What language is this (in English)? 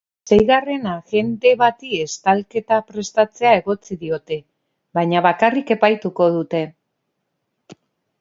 Basque